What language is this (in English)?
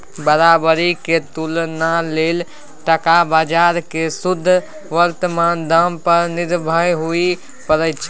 Maithili